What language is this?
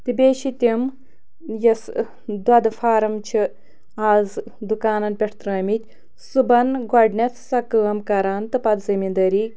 Kashmiri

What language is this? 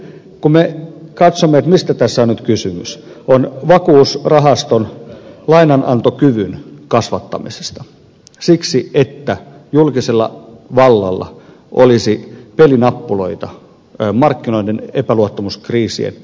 Finnish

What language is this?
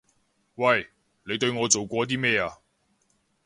Cantonese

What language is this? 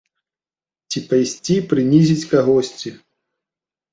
Belarusian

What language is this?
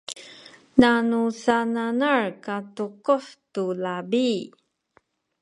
Sakizaya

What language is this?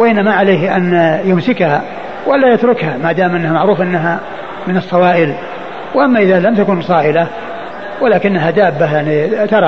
Arabic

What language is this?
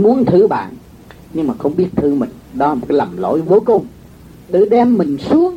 Vietnamese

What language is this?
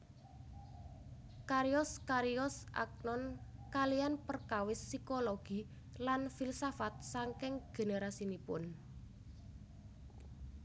Javanese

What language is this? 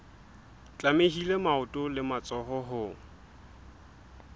Southern Sotho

